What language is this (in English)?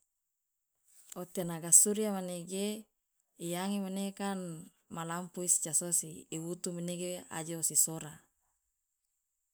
Loloda